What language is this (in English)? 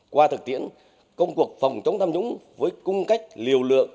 Vietnamese